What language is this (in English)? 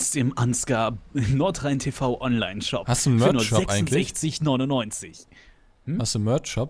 German